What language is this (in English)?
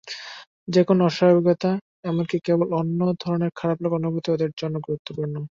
Bangla